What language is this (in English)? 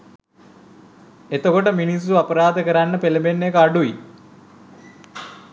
Sinhala